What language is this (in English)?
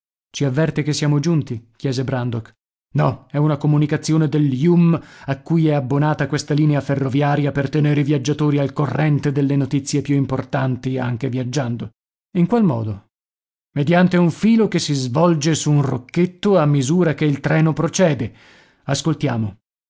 Italian